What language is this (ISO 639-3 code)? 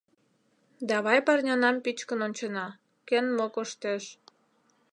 chm